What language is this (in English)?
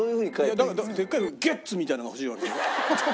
Japanese